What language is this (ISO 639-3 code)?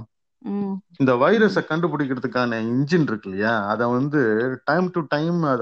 tam